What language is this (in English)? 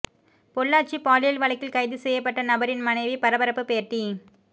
Tamil